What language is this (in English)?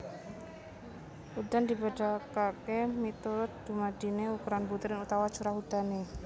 Javanese